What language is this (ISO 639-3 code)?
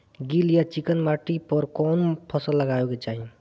bho